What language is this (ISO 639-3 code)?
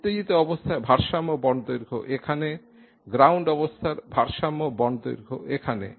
ben